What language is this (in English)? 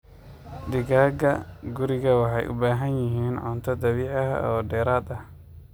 Somali